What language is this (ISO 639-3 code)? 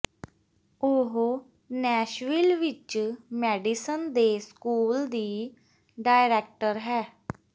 pan